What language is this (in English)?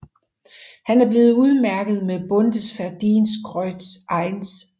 Danish